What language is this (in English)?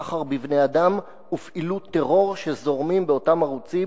Hebrew